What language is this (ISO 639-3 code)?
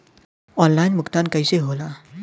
bho